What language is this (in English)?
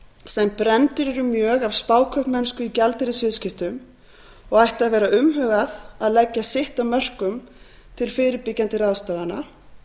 Icelandic